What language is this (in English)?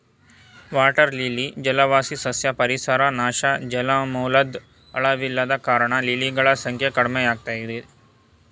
Kannada